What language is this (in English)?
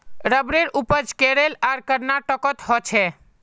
Magahi